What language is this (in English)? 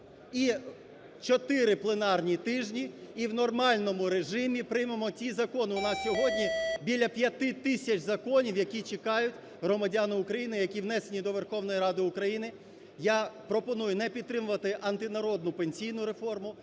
Ukrainian